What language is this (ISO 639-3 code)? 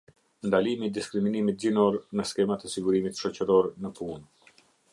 sqi